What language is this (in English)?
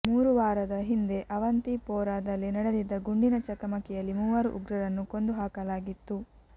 Kannada